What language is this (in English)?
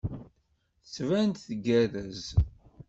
Kabyle